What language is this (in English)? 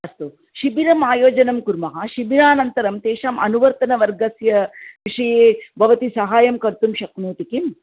Sanskrit